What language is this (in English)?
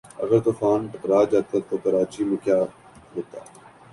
Urdu